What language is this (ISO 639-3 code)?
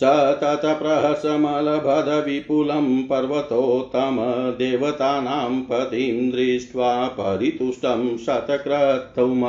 hin